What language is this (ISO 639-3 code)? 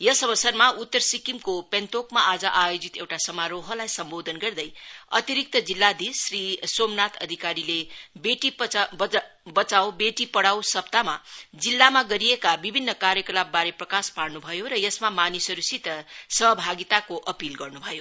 nep